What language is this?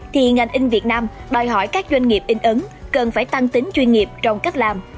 Vietnamese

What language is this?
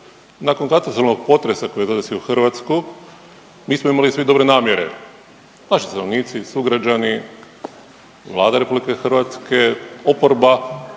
Croatian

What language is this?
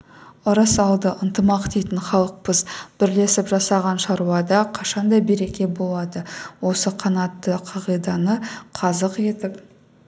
Kazakh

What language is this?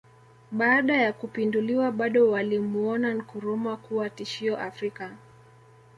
Swahili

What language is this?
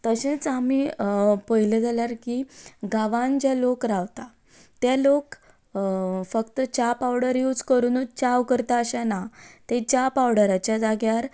Konkani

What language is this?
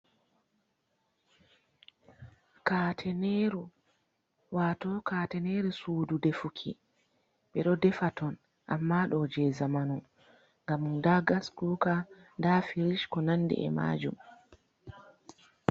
Fula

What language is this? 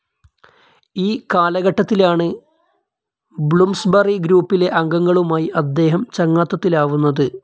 Malayalam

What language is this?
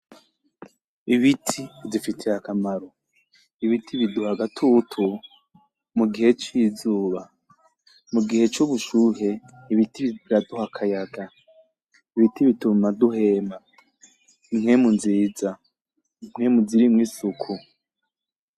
Rundi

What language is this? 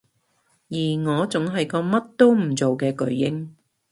Cantonese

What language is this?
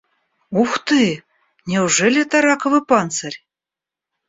Russian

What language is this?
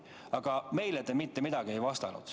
Estonian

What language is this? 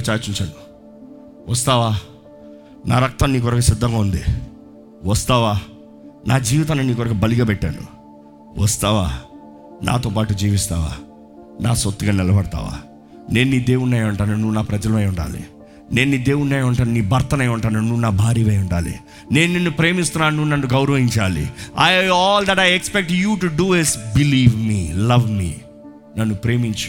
Telugu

